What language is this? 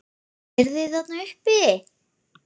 Icelandic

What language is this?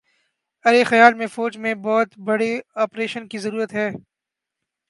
Urdu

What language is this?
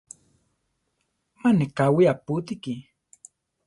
Central Tarahumara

